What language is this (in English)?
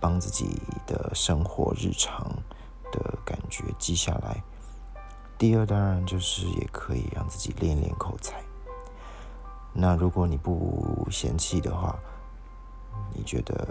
Chinese